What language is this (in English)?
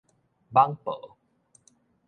Min Nan Chinese